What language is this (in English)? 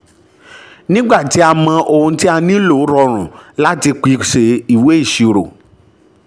Yoruba